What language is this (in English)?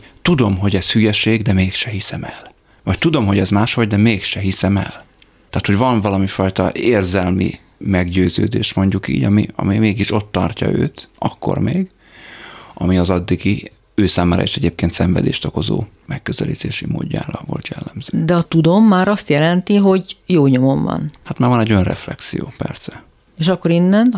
Hungarian